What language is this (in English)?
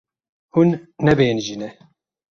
Kurdish